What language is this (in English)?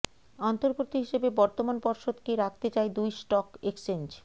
Bangla